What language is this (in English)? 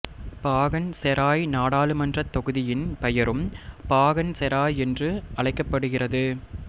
Tamil